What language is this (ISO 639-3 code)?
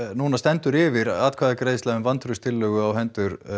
isl